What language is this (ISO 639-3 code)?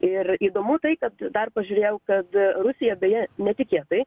lit